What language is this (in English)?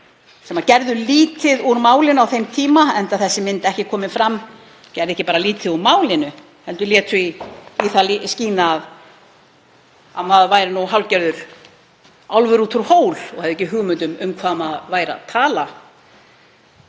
Icelandic